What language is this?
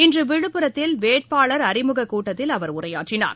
Tamil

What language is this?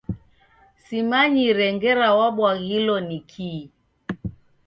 Taita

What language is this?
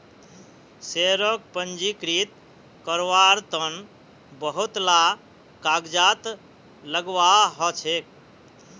Magahi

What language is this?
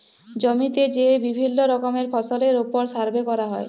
Bangla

